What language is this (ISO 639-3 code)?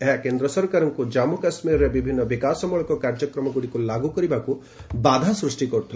ori